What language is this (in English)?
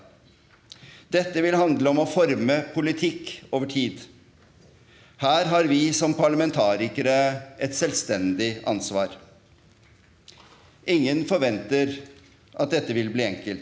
Norwegian